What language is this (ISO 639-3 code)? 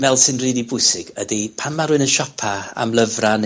cym